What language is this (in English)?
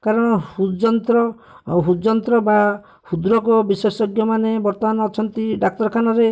Odia